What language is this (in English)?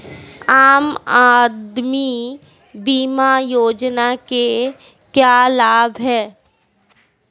Hindi